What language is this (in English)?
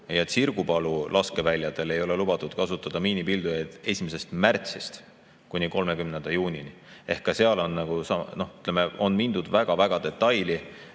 Estonian